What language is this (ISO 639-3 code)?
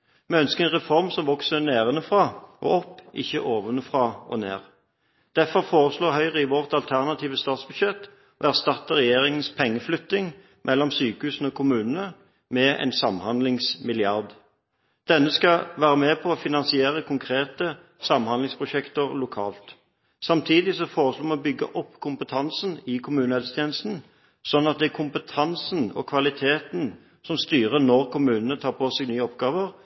nob